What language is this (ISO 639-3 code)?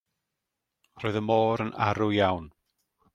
cym